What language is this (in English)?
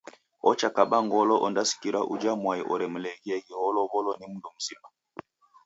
Taita